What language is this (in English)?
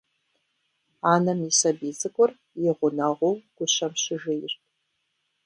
Kabardian